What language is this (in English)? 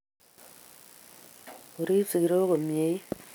Kalenjin